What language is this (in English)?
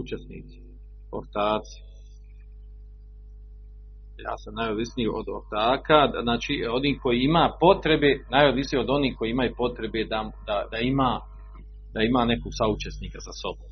Croatian